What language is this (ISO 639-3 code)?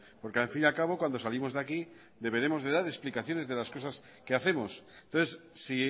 spa